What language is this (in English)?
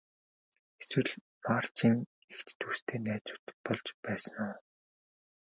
Mongolian